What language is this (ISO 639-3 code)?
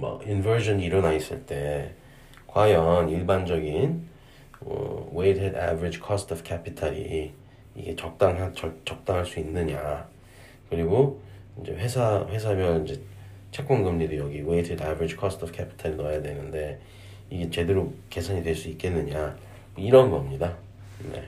kor